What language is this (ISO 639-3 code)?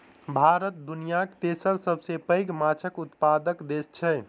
mai